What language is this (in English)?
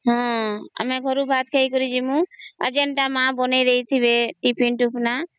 Odia